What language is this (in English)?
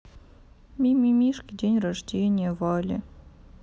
Russian